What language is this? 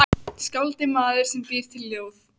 Icelandic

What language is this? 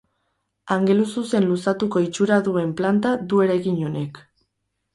Basque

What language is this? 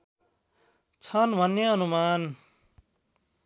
Nepali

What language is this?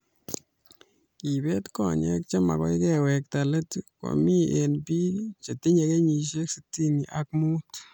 Kalenjin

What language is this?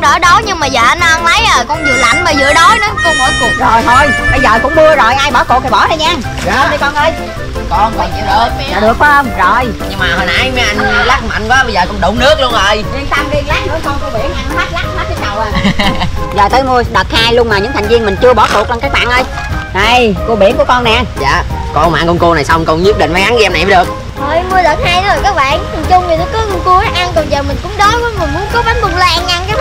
Vietnamese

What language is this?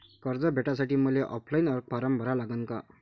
Marathi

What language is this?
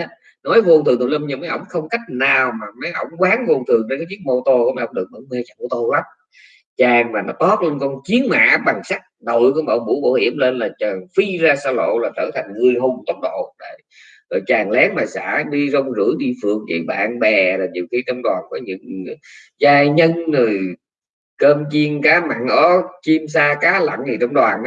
Vietnamese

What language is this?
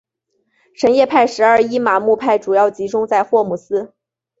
Chinese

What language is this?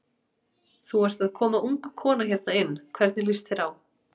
Icelandic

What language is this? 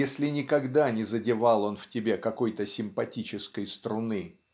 Russian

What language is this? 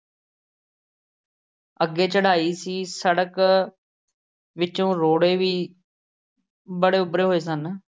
Punjabi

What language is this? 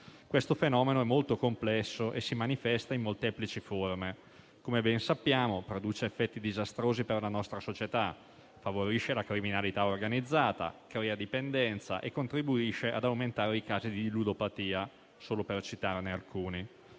Italian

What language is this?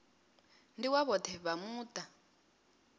Venda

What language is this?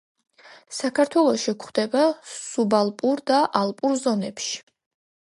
Georgian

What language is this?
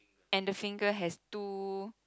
English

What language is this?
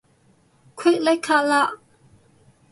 Cantonese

